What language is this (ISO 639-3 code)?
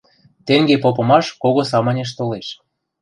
mrj